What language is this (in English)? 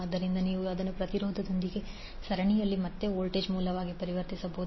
Kannada